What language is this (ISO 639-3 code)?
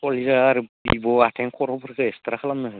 brx